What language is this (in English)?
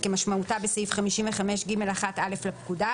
Hebrew